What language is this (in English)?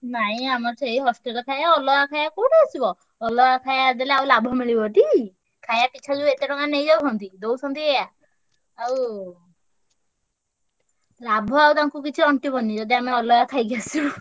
Odia